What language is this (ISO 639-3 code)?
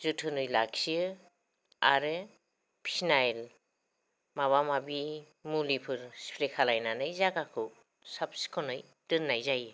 brx